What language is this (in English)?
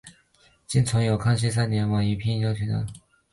Chinese